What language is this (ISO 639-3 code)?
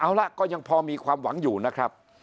tha